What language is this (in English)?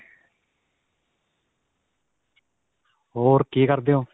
Punjabi